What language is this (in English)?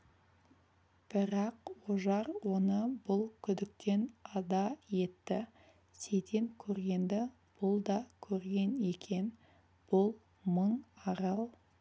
Kazakh